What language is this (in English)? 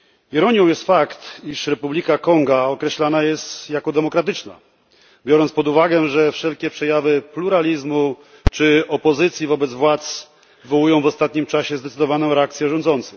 Polish